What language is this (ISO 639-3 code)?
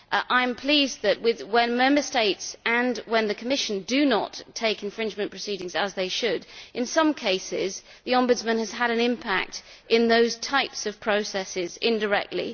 eng